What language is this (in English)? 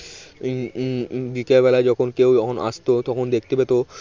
Bangla